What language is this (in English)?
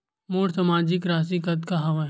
Chhattisgarhi